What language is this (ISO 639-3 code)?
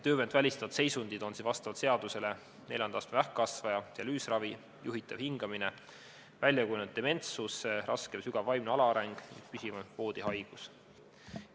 est